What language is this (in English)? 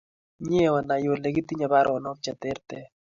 Kalenjin